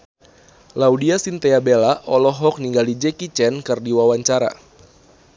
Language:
Sundanese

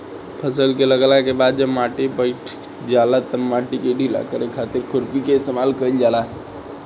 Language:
Bhojpuri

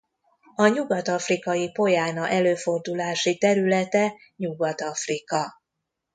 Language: Hungarian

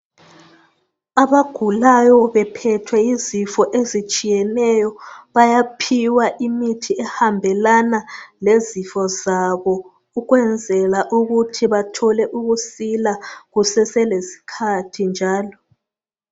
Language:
North Ndebele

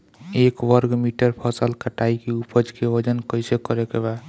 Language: Bhojpuri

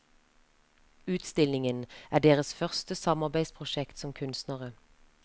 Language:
Norwegian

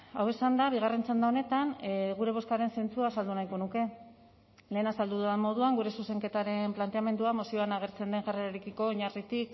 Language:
Basque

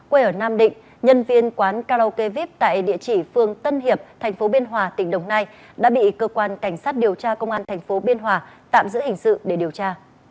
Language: Vietnamese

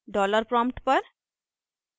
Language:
Hindi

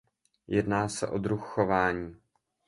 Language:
Czech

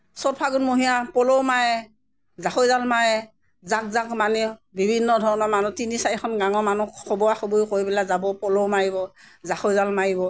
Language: Assamese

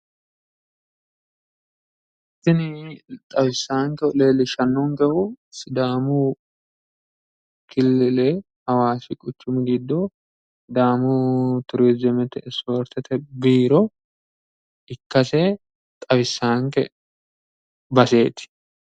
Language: Sidamo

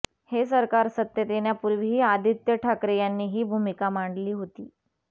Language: Marathi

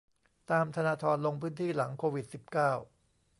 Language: Thai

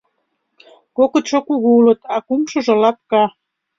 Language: Mari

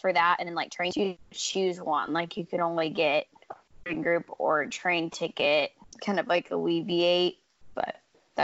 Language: English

